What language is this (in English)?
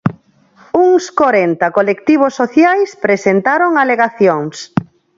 Galician